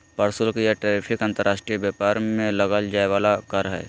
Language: Magahi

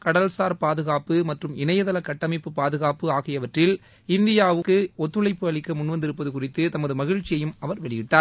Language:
Tamil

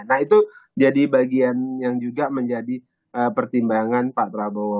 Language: Indonesian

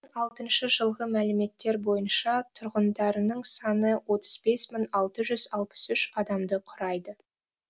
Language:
Kazakh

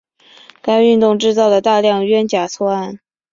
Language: Chinese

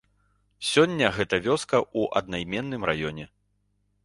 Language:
Belarusian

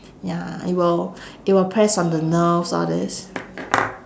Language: English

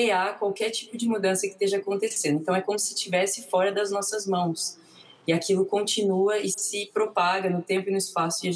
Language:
Portuguese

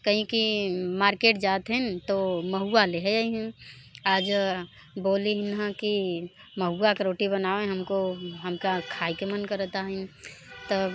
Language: Hindi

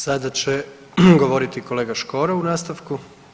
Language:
Croatian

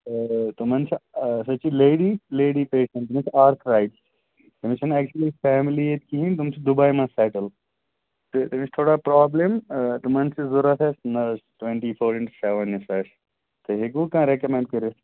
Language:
Kashmiri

